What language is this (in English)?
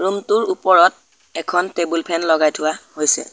Assamese